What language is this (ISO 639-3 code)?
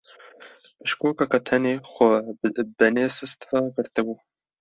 kur